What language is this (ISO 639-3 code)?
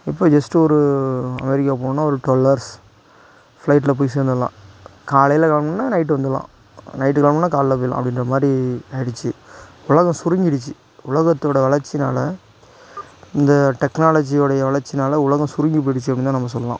tam